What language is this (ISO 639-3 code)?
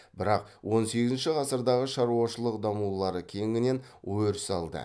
kaz